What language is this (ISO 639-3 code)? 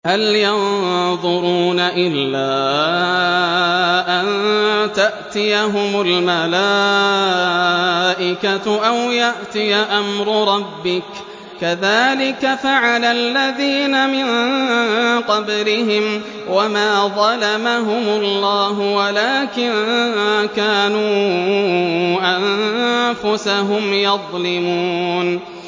ara